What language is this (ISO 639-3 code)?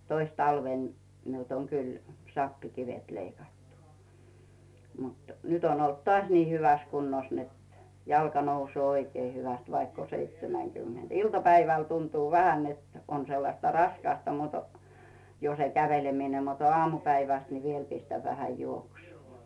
fin